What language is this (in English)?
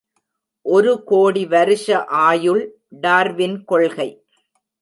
Tamil